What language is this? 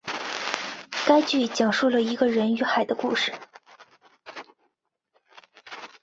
Chinese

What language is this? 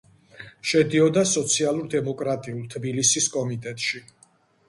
Georgian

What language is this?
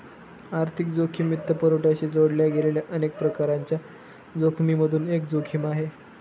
Marathi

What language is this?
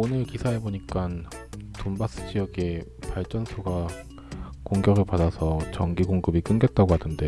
Korean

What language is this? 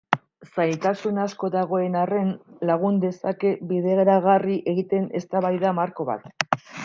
Basque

